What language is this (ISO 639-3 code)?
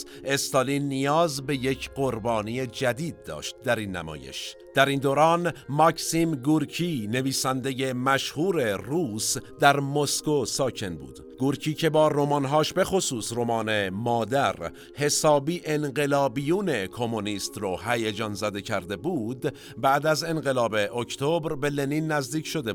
fas